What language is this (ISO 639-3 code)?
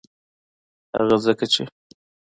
pus